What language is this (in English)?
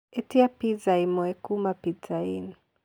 Kikuyu